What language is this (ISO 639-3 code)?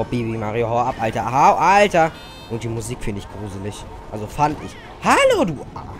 deu